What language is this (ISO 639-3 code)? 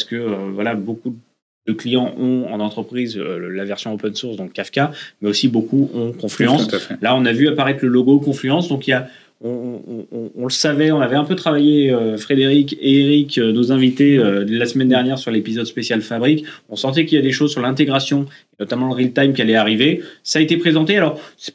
fra